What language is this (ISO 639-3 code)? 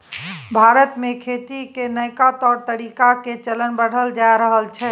mai